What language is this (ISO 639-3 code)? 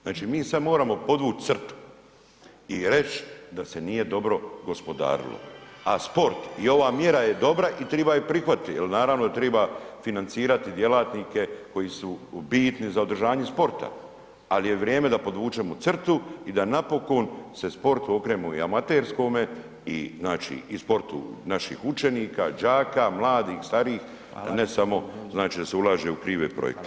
hrv